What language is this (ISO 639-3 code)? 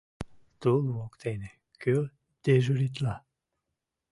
chm